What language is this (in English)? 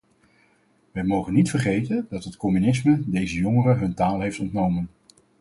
Dutch